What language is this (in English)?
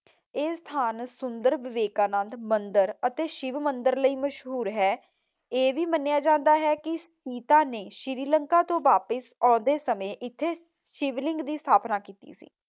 Punjabi